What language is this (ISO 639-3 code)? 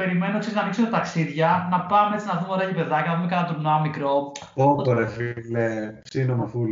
ell